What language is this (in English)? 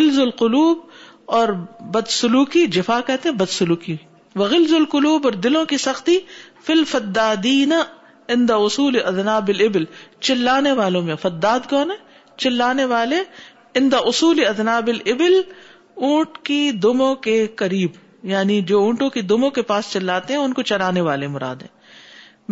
Urdu